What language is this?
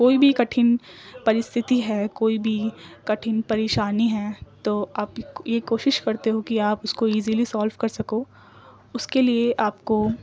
Urdu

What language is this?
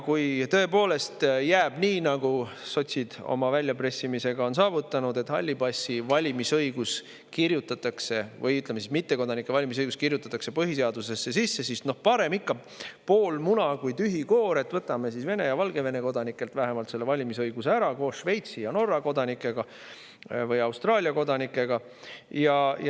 Estonian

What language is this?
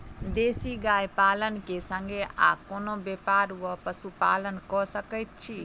Maithili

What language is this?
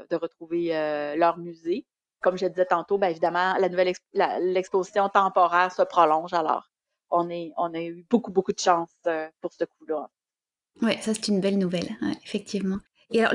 French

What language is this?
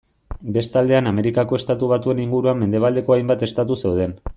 Basque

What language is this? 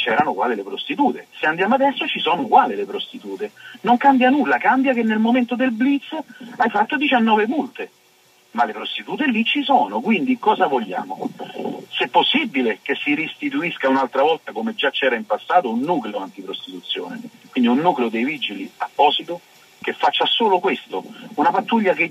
Italian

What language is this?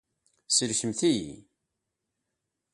Kabyle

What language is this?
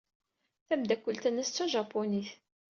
Kabyle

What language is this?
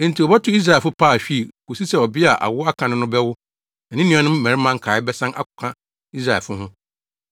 Akan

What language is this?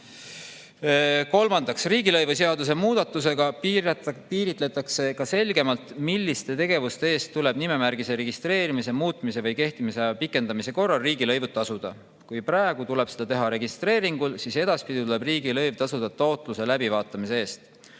Estonian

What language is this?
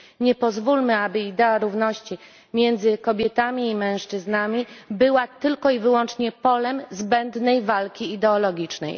Polish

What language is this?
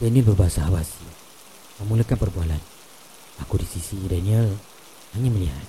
Malay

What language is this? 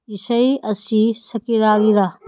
Manipuri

